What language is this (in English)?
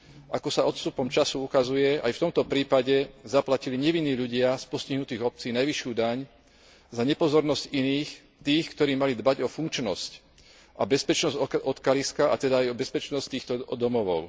Slovak